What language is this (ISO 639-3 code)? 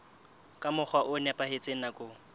sot